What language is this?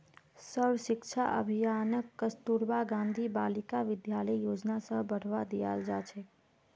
Magahi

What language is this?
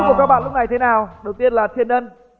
Vietnamese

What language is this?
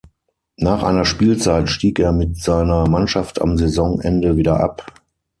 German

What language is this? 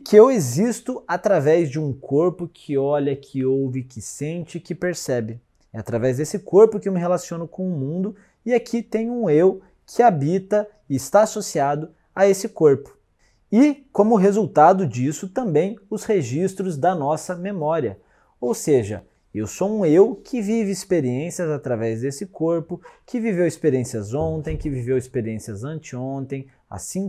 Portuguese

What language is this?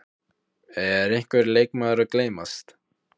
Icelandic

